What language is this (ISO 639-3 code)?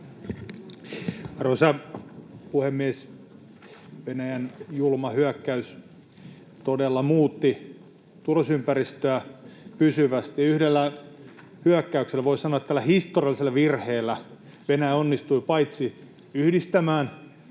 fin